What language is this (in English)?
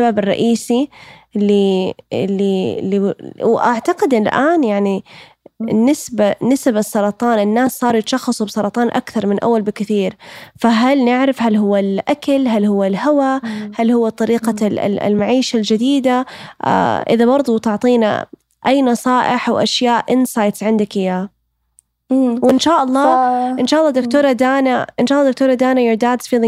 Arabic